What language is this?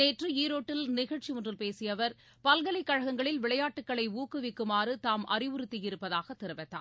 Tamil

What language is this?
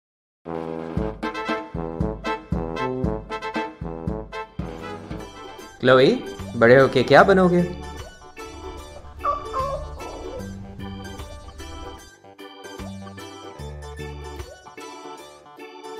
Thai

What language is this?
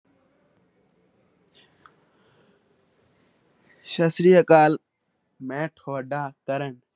Punjabi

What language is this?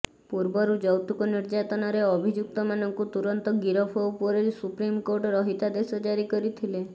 Odia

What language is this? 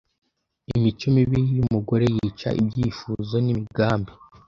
Kinyarwanda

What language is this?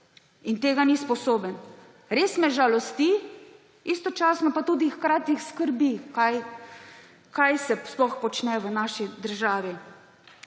Slovenian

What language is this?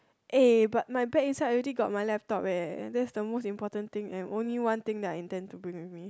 English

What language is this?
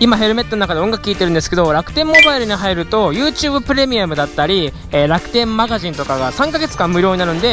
Japanese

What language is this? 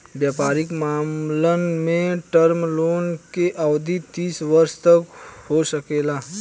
Bhojpuri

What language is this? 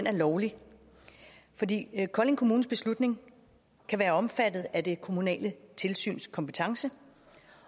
Danish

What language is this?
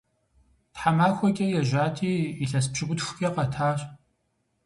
Kabardian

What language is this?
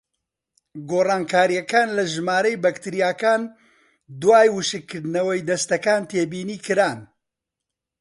Central Kurdish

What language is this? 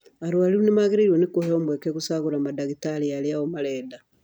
Kikuyu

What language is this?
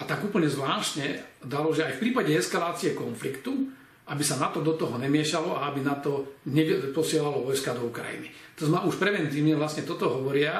Slovak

